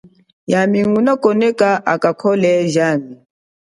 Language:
Chokwe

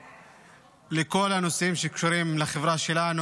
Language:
Hebrew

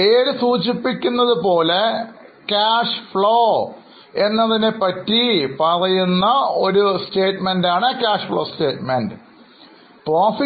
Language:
Malayalam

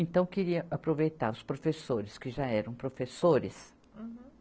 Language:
Portuguese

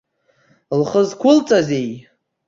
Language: Abkhazian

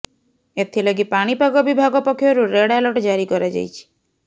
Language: Odia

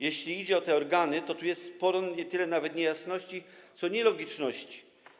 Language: Polish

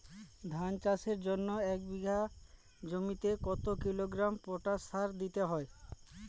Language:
Bangla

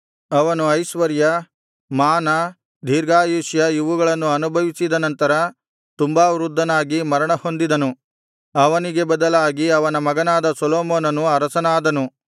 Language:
Kannada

